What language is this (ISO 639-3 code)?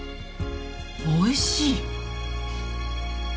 jpn